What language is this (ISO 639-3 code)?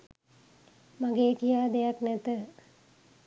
sin